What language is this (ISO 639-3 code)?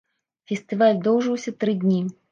bel